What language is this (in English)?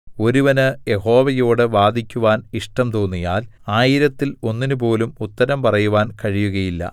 Malayalam